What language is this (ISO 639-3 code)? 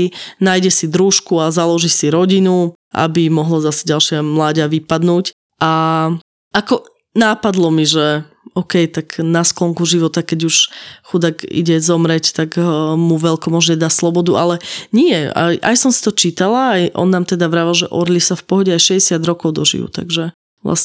slk